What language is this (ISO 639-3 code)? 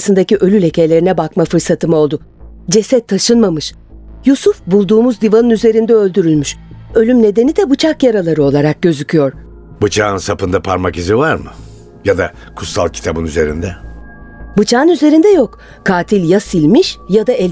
tur